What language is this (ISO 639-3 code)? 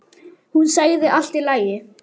isl